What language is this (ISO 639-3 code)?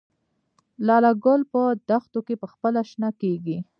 pus